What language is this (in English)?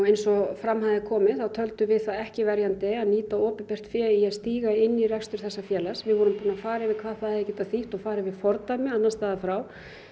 Icelandic